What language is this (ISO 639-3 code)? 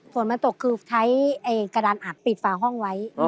tha